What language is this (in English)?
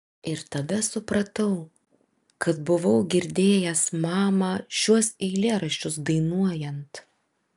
Lithuanian